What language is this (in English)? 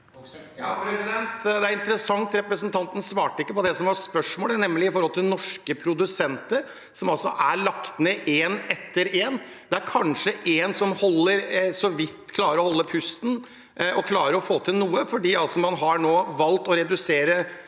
Norwegian